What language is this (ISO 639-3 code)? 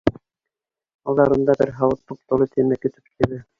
bak